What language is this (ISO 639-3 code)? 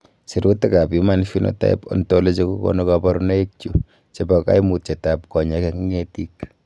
kln